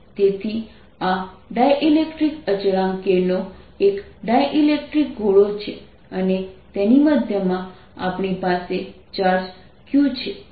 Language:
Gujarati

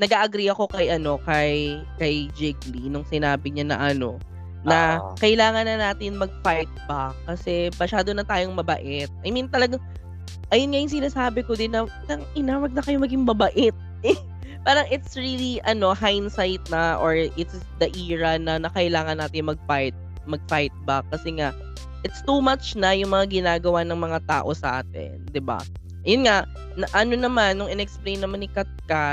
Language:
Filipino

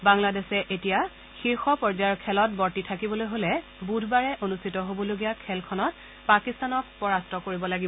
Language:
Assamese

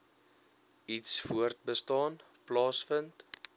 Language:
Afrikaans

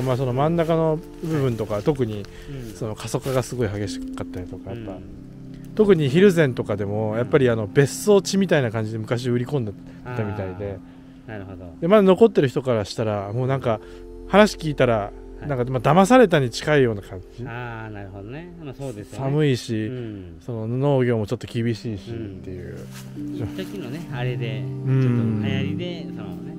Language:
Japanese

